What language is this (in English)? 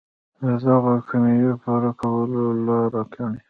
Pashto